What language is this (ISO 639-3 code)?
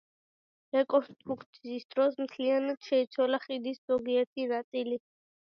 kat